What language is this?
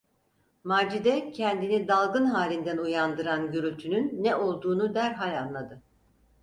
Turkish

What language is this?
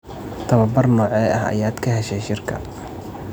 Somali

